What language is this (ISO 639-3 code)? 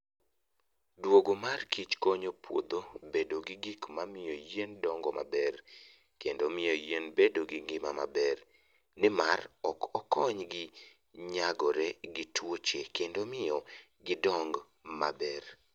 luo